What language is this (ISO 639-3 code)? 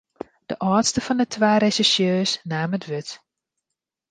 fry